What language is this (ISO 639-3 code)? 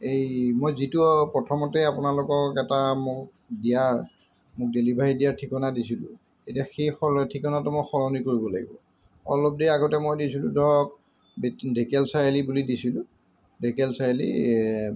asm